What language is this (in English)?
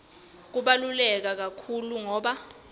Swati